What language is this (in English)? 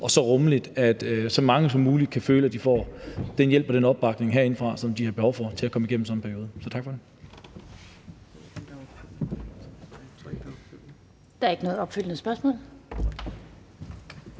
Danish